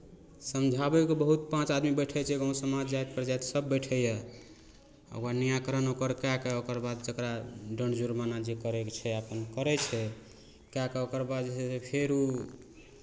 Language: Maithili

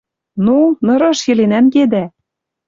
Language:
Western Mari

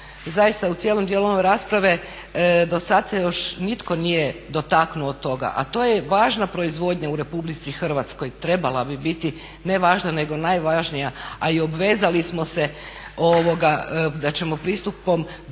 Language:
Croatian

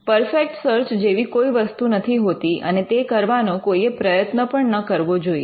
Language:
Gujarati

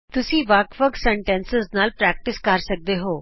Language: Punjabi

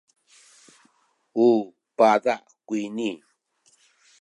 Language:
Sakizaya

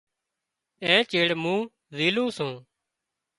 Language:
Wadiyara Koli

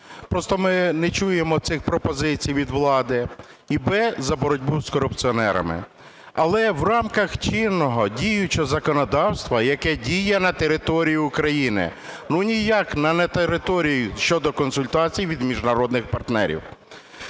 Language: Ukrainian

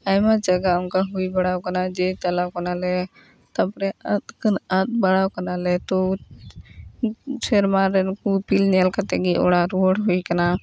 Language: Santali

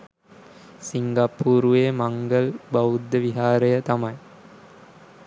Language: Sinhala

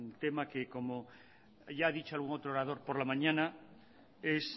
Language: Spanish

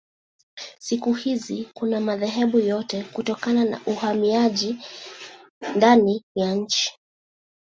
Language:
Swahili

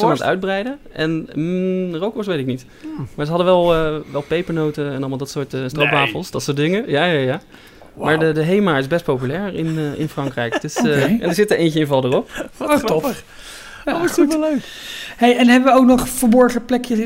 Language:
Dutch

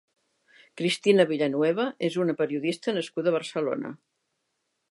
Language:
Catalan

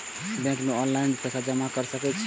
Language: Maithili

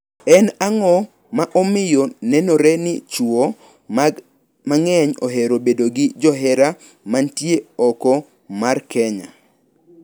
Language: Luo (Kenya and Tanzania)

